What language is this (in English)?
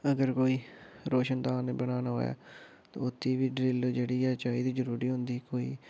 Dogri